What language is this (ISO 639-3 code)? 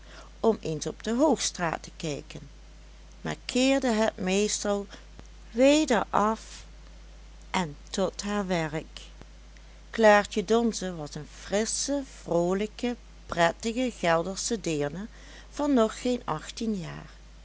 nld